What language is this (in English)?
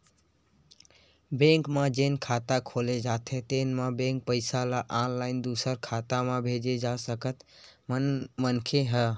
Chhattisgarhi